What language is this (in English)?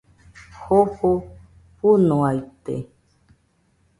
Nüpode Huitoto